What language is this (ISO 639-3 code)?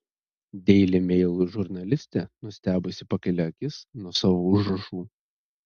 lit